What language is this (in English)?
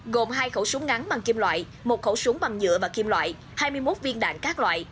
Vietnamese